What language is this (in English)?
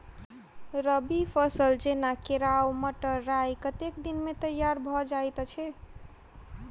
Maithili